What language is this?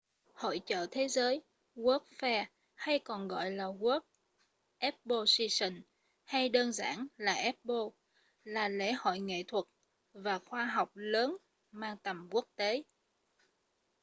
Vietnamese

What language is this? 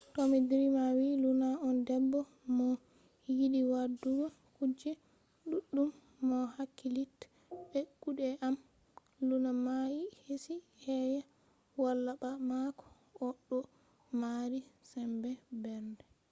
Fula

